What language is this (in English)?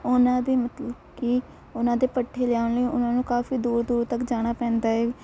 Punjabi